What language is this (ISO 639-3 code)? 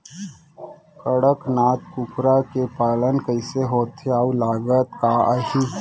hne